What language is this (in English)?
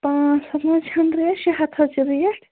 Kashmiri